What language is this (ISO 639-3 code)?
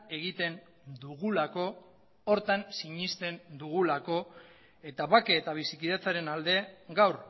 eus